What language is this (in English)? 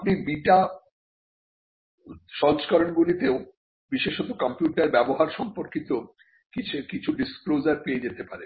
Bangla